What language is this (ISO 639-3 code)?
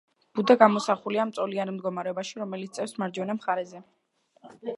kat